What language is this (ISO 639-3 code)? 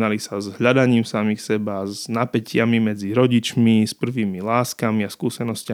slk